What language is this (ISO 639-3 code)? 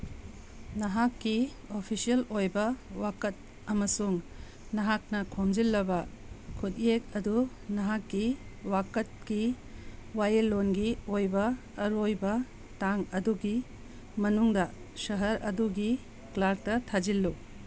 mni